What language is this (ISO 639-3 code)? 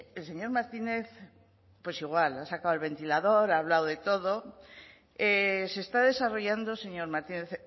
spa